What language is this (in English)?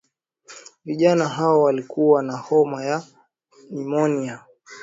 Swahili